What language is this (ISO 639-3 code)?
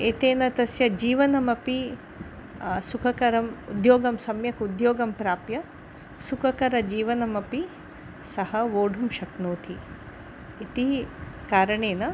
san